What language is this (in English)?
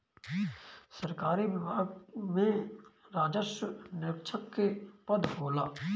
Bhojpuri